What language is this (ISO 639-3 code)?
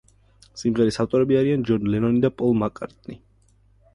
kat